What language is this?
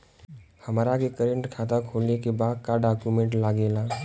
Bhojpuri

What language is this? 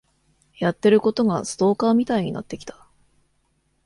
Japanese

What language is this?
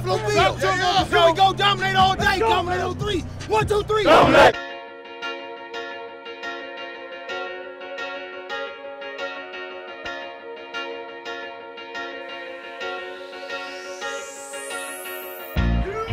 English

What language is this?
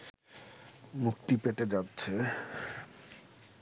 Bangla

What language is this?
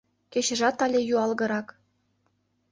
Mari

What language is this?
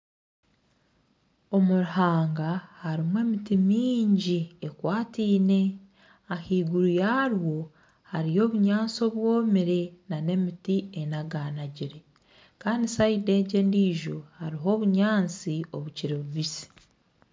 Nyankole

